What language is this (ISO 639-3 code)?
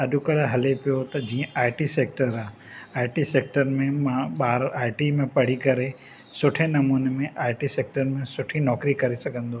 snd